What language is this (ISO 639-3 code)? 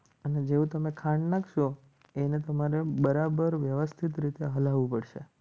guj